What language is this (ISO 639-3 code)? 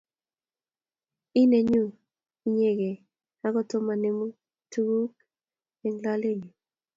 kln